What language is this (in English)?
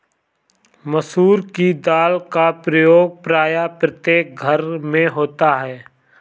Hindi